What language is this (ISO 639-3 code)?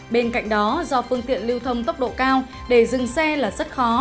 vie